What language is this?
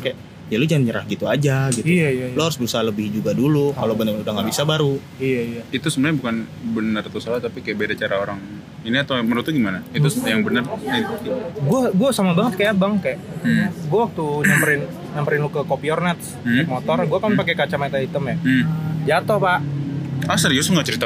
Indonesian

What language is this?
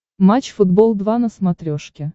Russian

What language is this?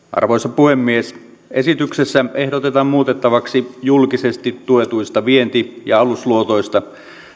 Finnish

